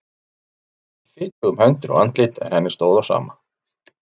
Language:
Icelandic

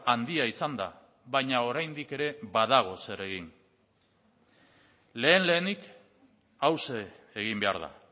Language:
Basque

